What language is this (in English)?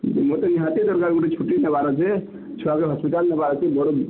Odia